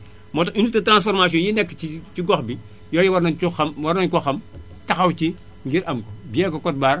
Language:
Wolof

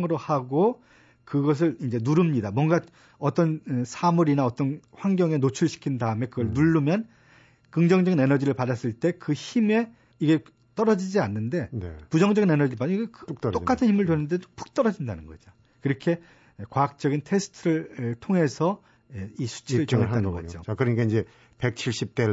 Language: Korean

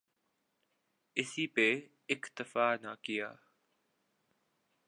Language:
Urdu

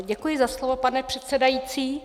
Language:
Czech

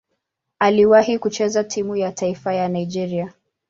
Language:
Swahili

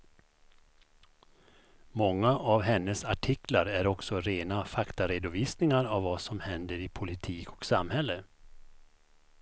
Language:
Swedish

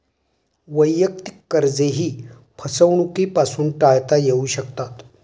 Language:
Marathi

